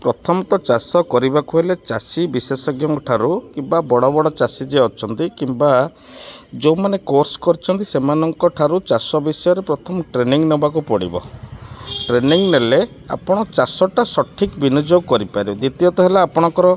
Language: Odia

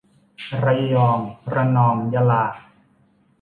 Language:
Thai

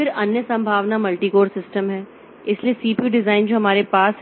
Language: Hindi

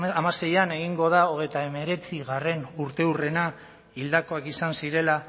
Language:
Basque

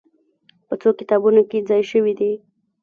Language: Pashto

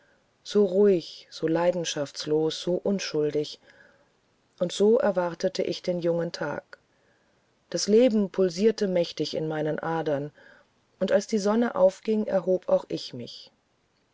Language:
German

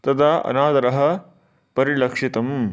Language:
Sanskrit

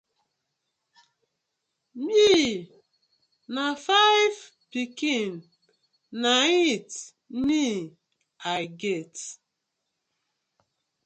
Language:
Nigerian Pidgin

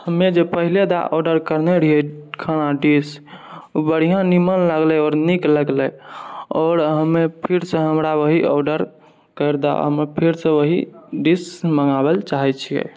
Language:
Maithili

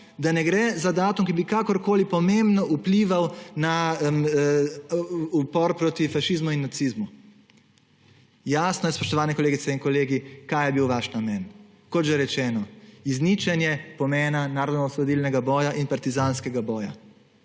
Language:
Slovenian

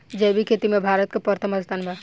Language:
Bhojpuri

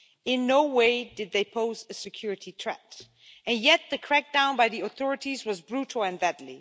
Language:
English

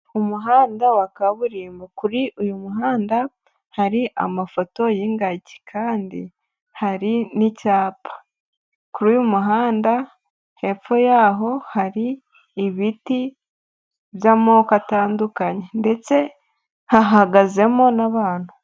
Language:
Kinyarwanda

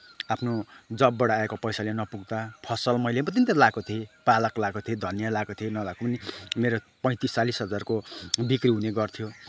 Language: Nepali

